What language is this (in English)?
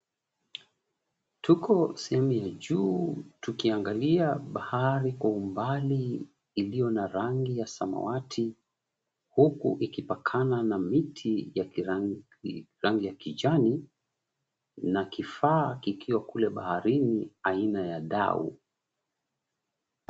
Swahili